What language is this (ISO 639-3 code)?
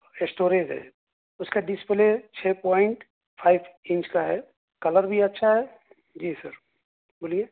urd